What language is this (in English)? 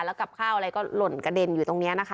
Thai